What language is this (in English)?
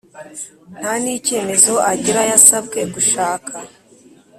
Kinyarwanda